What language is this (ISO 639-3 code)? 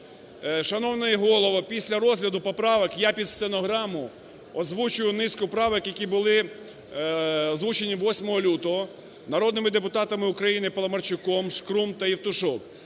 ukr